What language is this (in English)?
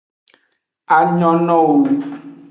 Aja (Benin)